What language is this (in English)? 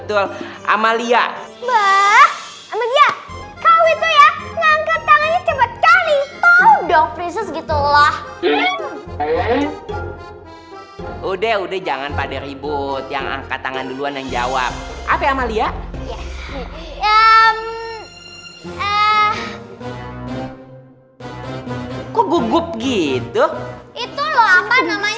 Indonesian